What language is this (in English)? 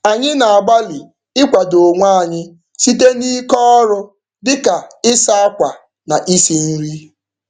Igbo